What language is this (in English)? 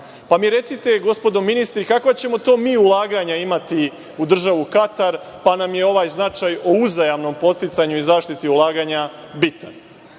Serbian